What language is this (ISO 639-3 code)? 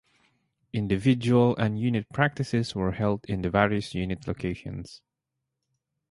eng